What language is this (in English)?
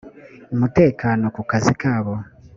Kinyarwanda